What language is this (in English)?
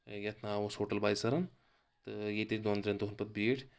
Kashmiri